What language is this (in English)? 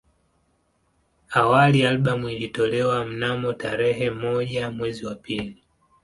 Swahili